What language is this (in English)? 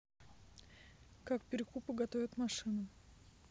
Russian